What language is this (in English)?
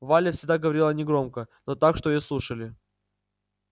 Russian